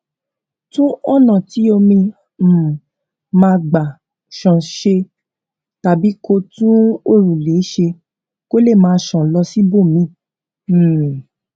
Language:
Yoruba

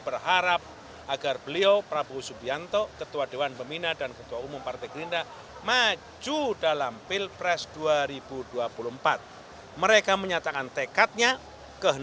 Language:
Indonesian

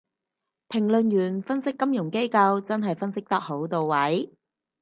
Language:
Cantonese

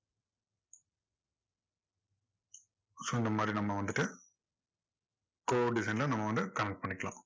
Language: Tamil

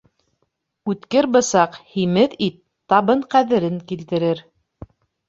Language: Bashkir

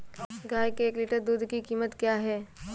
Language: Hindi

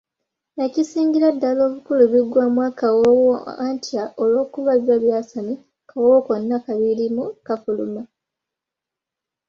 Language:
Ganda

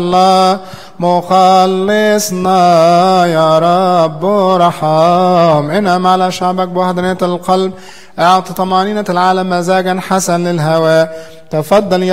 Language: Arabic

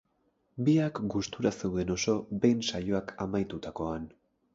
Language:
Basque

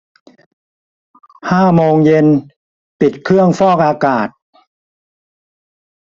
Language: Thai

